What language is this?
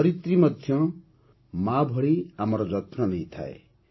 Odia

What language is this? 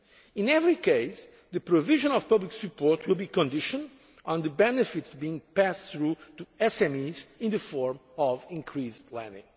English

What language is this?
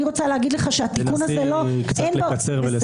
Hebrew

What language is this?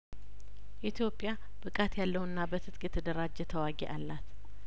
Amharic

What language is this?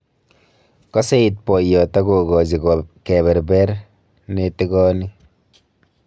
Kalenjin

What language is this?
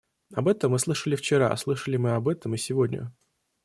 Russian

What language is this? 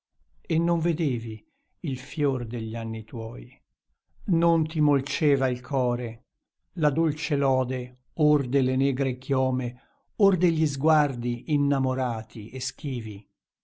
Italian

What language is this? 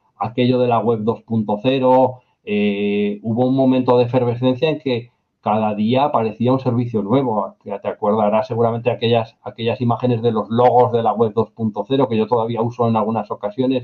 Spanish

